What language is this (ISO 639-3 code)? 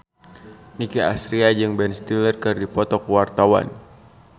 sun